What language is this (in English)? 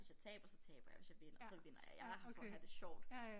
Danish